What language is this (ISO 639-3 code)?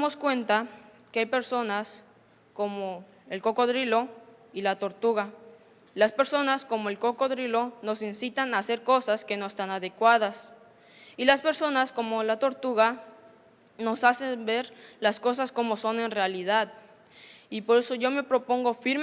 spa